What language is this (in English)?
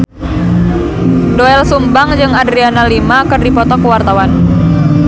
Sundanese